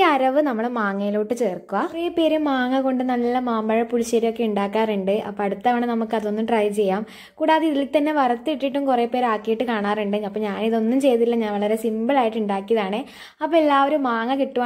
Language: Malayalam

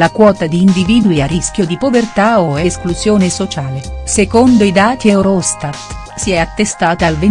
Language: Italian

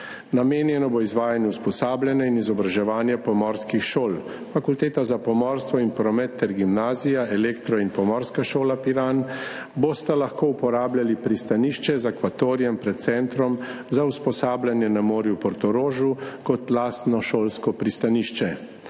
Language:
Slovenian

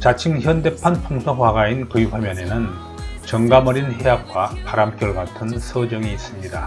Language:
Korean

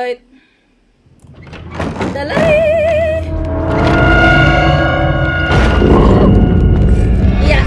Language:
Indonesian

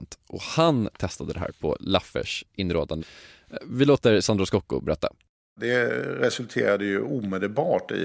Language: Swedish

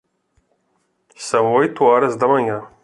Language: Portuguese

